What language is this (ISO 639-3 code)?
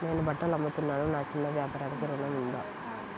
tel